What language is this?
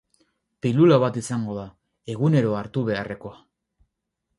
Basque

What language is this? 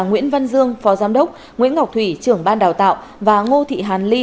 Vietnamese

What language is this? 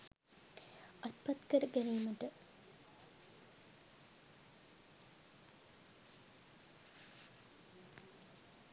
Sinhala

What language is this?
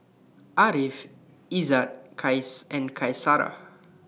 English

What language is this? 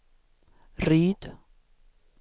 Swedish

